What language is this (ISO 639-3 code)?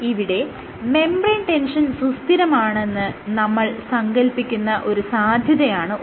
mal